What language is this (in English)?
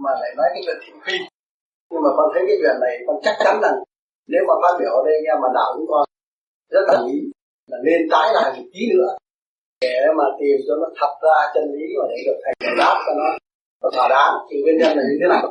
Vietnamese